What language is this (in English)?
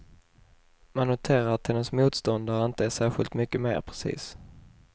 Swedish